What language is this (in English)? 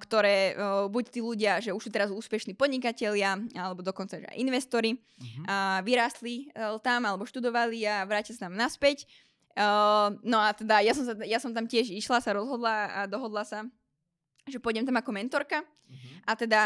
Slovak